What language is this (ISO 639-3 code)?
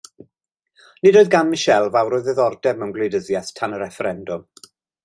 cym